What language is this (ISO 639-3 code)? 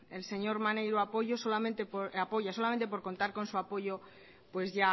spa